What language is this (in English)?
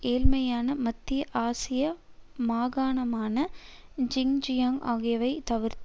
Tamil